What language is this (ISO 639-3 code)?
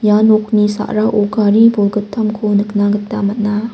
grt